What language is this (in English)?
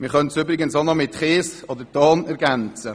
Swiss German